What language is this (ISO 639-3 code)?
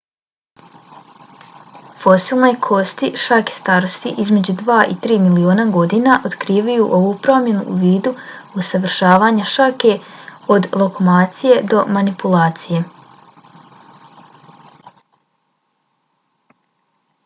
bos